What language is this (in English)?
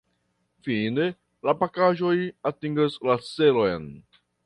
Esperanto